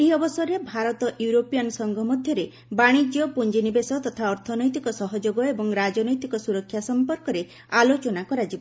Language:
Odia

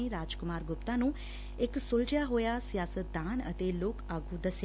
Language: Punjabi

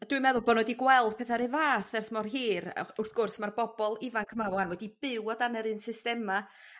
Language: Welsh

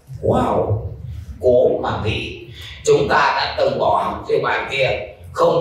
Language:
Vietnamese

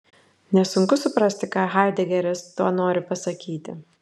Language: Lithuanian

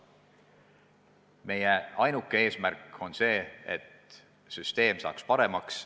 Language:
Estonian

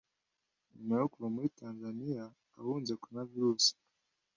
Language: Kinyarwanda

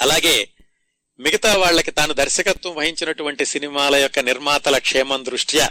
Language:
Telugu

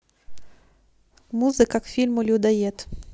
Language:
Russian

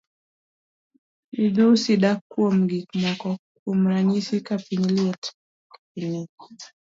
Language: Luo (Kenya and Tanzania)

